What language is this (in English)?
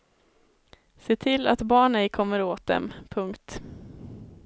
Swedish